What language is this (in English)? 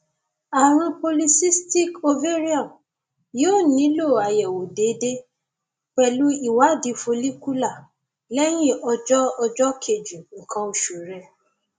Yoruba